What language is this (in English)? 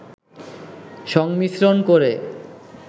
Bangla